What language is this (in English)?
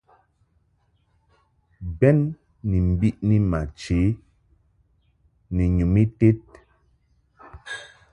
Mungaka